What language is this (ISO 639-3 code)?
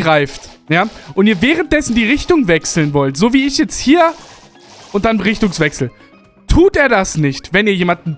deu